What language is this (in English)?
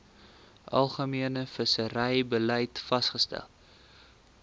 Afrikaans